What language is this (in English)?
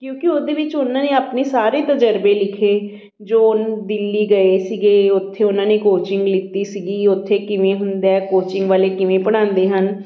Punjabi